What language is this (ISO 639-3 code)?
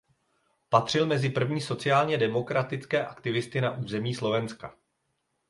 ces